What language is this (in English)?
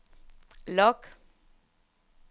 Danish